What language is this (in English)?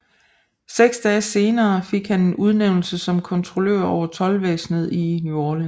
Danish